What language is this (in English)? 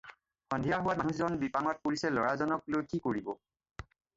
Assamese